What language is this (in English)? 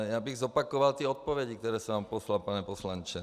Czech